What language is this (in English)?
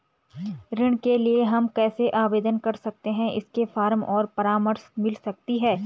Hindi